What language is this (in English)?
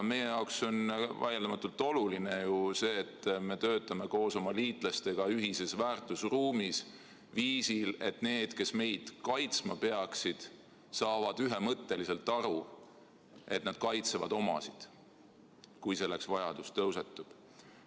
Estonian